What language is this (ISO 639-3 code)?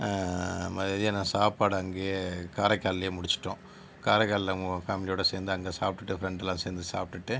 tam